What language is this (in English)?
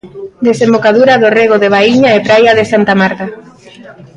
Galician